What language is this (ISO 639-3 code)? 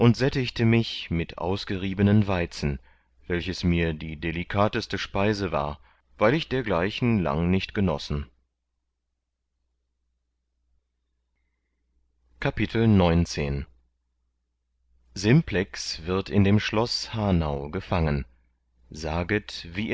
deu